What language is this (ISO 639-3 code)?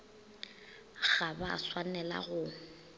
nso